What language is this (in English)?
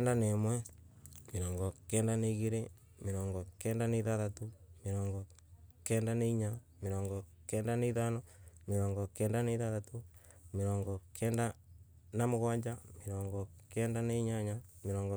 Embu